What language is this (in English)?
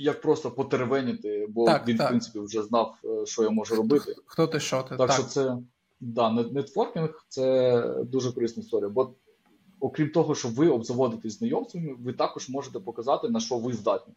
Ukrainian